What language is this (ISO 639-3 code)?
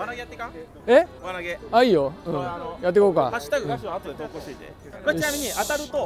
jpn